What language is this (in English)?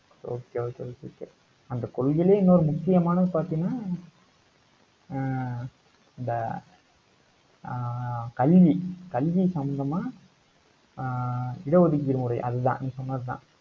Tamil